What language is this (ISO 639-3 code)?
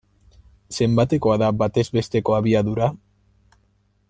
eus